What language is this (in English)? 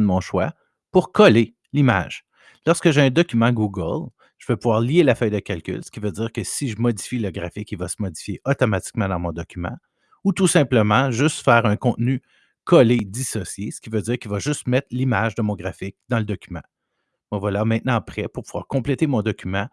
French